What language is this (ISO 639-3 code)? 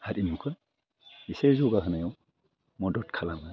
brx